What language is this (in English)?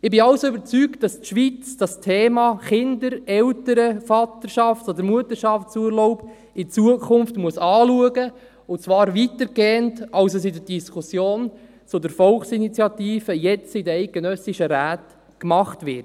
Swiss German